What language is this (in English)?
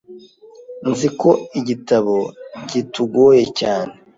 Kinyarwanda